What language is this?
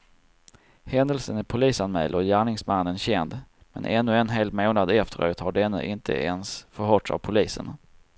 Swedish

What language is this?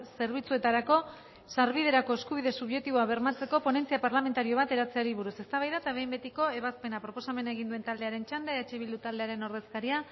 Basque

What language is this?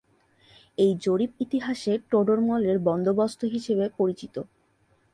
Bangla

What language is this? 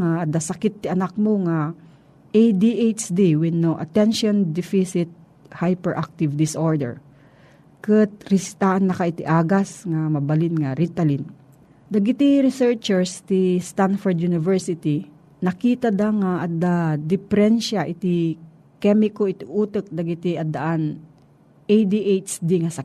Filipino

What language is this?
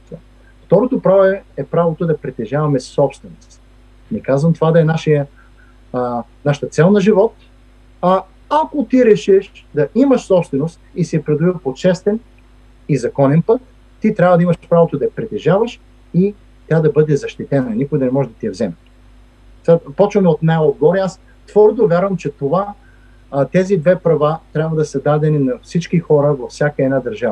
Bulgarian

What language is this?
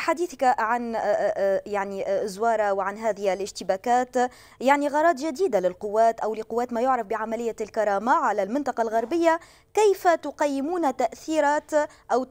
Arabic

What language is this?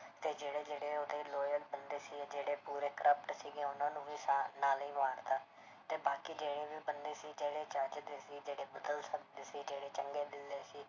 Punjabi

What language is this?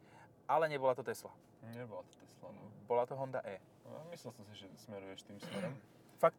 Slovak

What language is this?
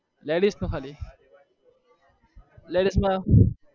Gujarati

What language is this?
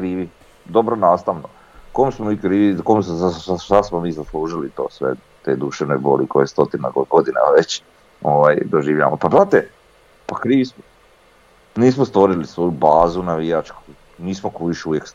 Croatian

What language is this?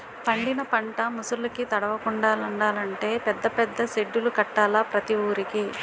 Telugu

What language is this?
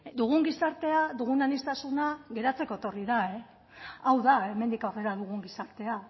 Basque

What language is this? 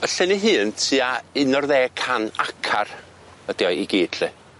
Welsh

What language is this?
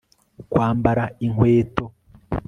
Kinyarwanda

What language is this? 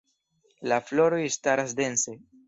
Esperanto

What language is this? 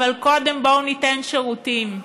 Hebrew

